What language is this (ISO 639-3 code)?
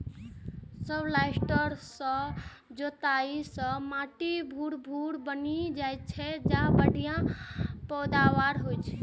mai